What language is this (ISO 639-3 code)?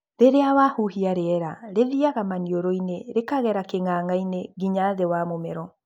kik